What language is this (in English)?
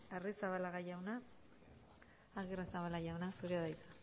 Basque